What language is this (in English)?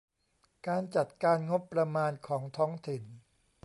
Thai